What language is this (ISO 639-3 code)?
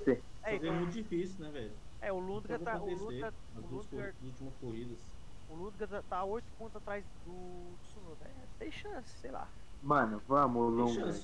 por